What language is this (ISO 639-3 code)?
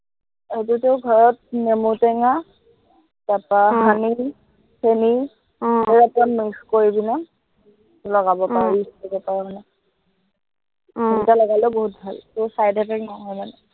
asm